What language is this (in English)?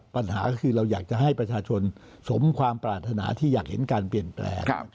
Thai